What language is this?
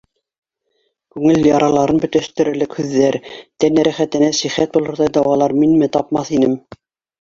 Bashkir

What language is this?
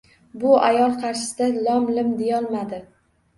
Uzbek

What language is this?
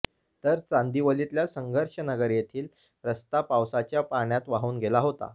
Marathi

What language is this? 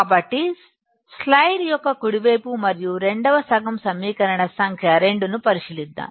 Telugu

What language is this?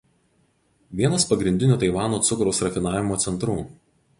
Lithuanian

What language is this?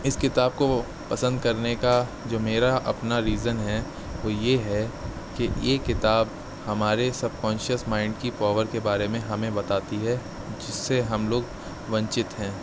Urdu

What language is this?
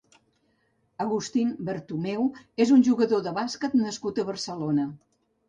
Catalan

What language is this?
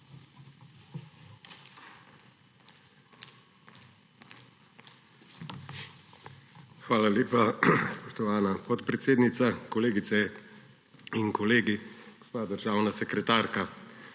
Slovenian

